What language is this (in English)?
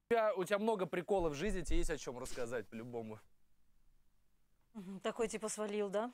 Russian